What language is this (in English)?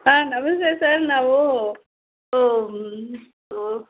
Kannada